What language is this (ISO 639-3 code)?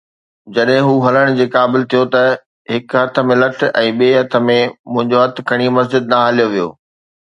snd